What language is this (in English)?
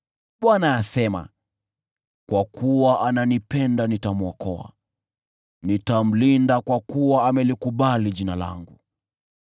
Swahili